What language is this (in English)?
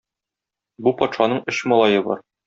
Tatar